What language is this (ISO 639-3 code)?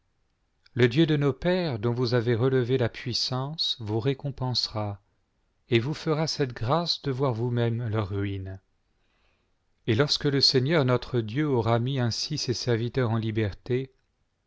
fra